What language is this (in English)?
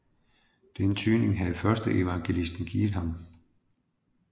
Danish